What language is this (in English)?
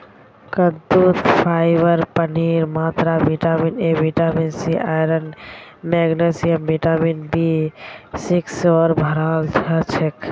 Magahi